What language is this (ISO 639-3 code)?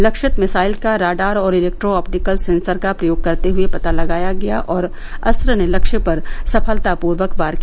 hin